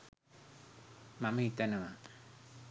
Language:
Sinhala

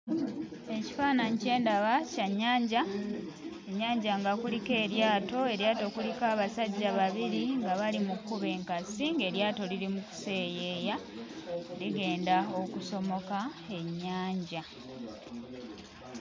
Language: Ganda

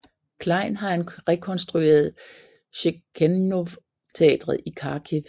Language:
Danish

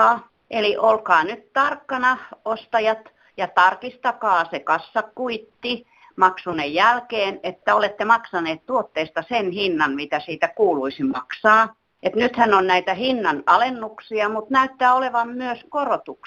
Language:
Finnish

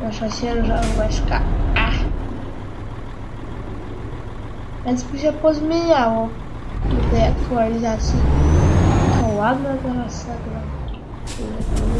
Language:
Polish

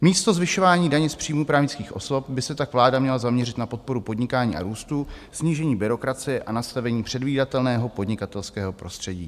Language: Czech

